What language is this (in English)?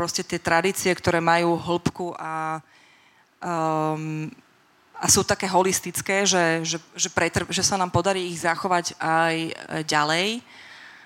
Slovak